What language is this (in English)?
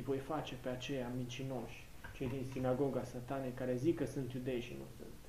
Romanian